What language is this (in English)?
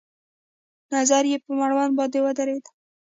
Pashto